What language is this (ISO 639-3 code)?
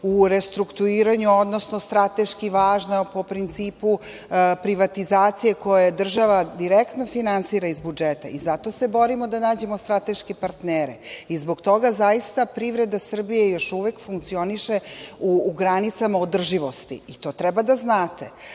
srp